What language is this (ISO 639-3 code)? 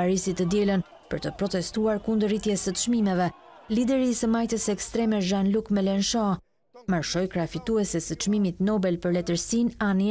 ron